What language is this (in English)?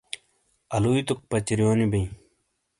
Shina